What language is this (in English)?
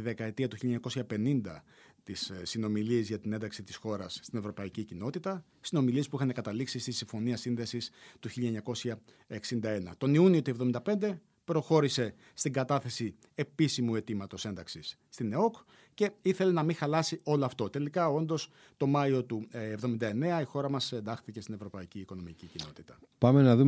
Greek